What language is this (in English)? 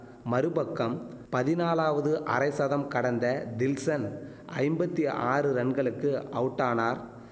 Tamil